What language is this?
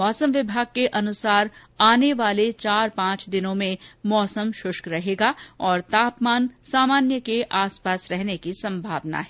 Hindi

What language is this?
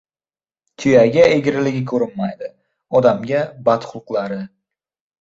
Uzbek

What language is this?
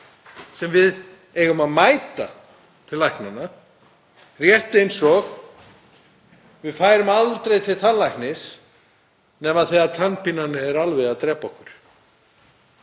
Icelandic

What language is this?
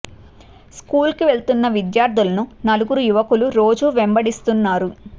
Telugu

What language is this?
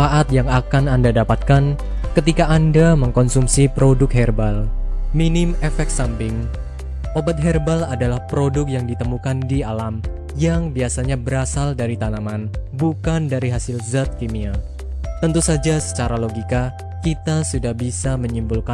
Indonesian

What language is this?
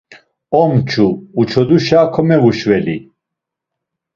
Laz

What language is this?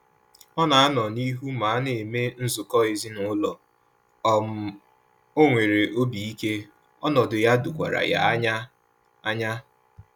Igbo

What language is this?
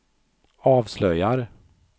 Swedish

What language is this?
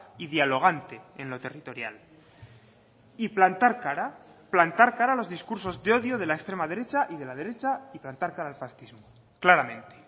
Spanish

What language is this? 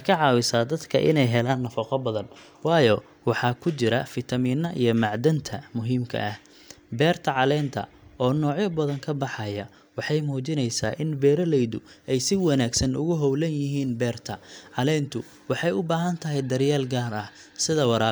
Somali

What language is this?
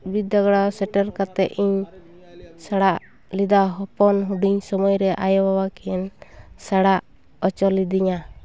Santali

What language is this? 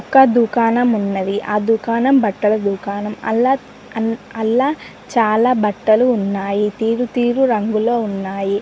Telugu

